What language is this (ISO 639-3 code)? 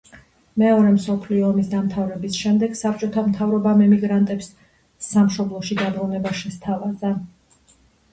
kat